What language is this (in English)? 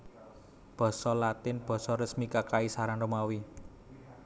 Javanese